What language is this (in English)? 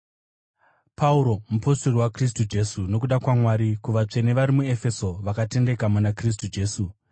Shona